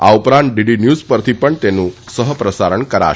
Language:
Gujarati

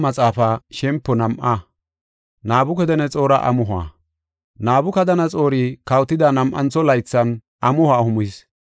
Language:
Gofa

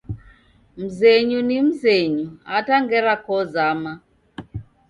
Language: Taita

